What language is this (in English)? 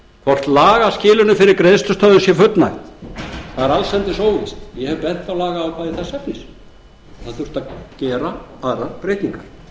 Icelandic